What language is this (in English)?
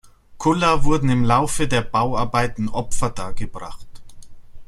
German